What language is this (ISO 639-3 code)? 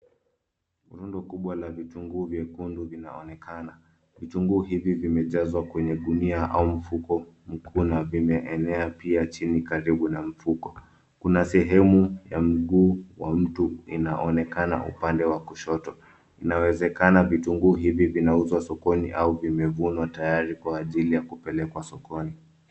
swa